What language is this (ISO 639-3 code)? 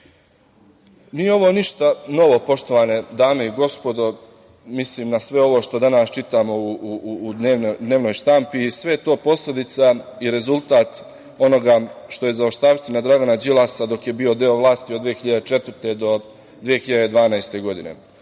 srp